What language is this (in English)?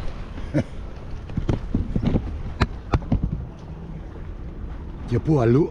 Greek